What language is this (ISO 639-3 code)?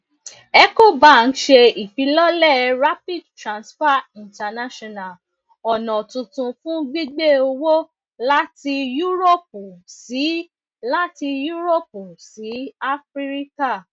yor